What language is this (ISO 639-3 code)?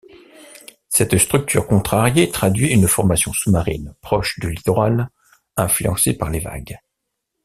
fra